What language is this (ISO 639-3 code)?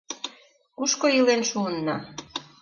chm